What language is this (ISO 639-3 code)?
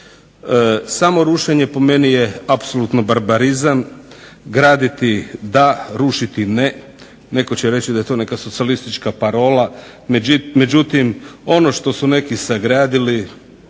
hrv